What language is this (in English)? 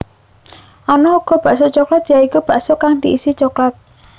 Javanese